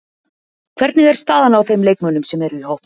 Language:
Icelandic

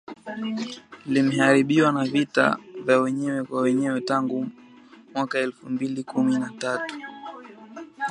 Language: Swahili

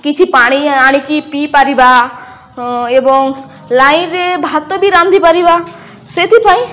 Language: Odia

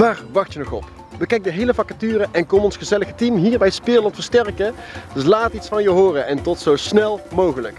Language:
Dutch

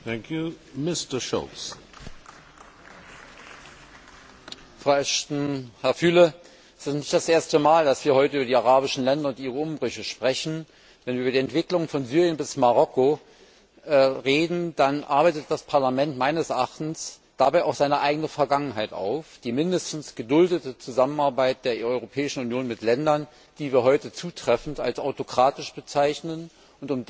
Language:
German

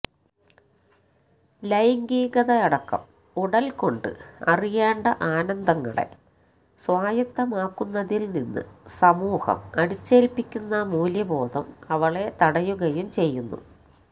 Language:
Malayalam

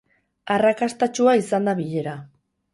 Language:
Basque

